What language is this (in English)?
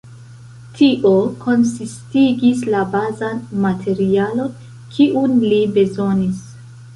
Esperanto